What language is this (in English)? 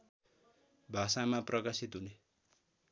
Nepali